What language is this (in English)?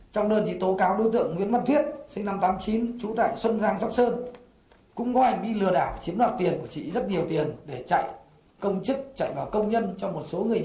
Vietnamese